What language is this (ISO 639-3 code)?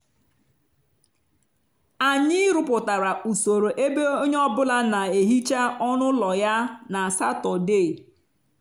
ibo